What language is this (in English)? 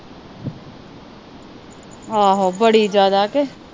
Punjabi